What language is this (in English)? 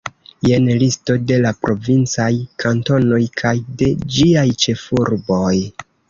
Esperanto